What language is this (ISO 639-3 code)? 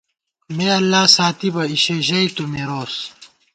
gwt